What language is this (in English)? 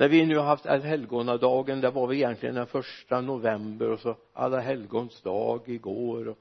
Swedish